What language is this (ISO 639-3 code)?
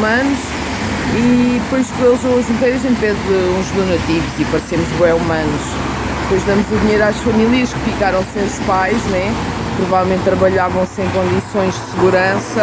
por